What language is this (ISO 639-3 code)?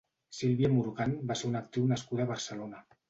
cat